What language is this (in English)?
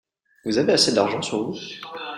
French